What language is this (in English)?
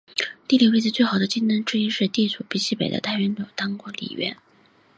Chinese